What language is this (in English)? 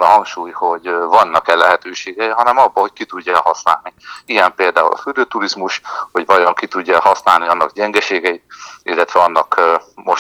Hungarian